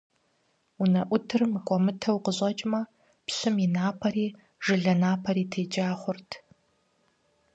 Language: Kabardian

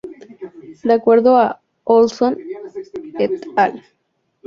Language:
Spanish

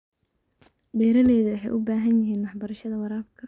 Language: Somali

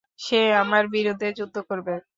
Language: Bangla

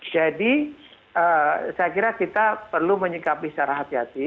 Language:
Indonesian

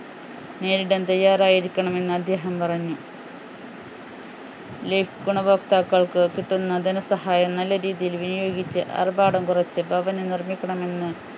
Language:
Malayalam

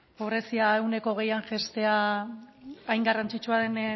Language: Basque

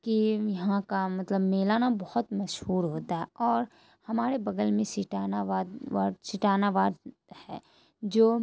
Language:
Urdu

